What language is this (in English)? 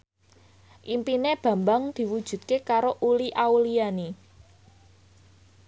Javanese